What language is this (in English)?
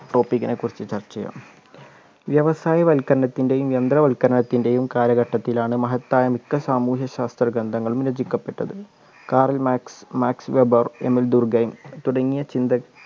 Malayalam